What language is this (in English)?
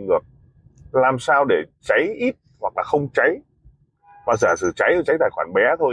Vietnamese